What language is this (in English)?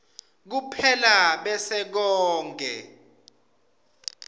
Swati